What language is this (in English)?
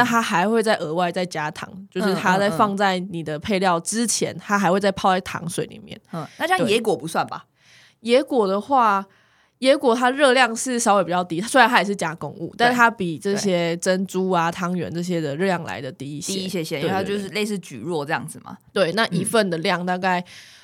Chinese